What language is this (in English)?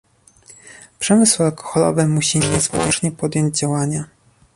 Polish